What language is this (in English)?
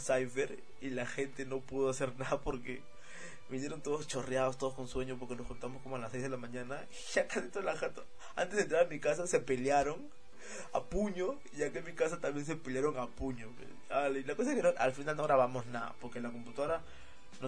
Spanish